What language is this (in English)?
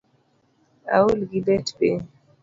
Luo (Kenya and Tanzania)